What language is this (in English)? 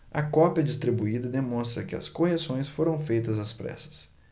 Portuguese